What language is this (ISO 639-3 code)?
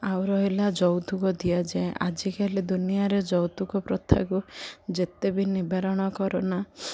ori